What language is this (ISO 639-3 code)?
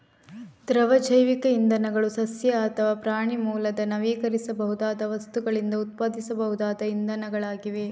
kan